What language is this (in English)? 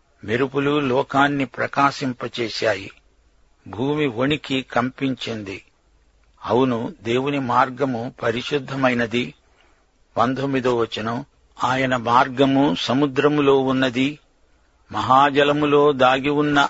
Telugu